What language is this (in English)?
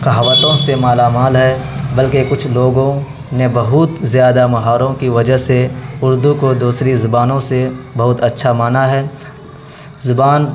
Urdu